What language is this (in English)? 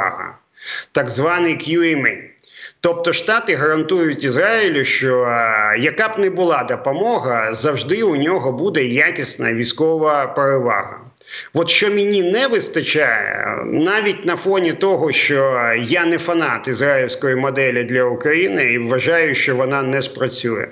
Ukrainian